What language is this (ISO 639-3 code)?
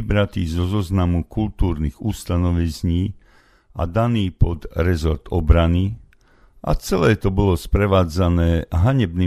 slk